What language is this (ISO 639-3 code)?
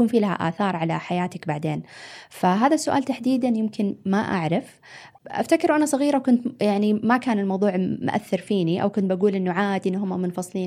ara